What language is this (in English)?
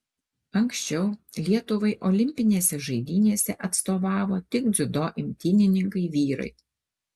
Lithuanian